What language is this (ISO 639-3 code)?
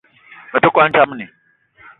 eto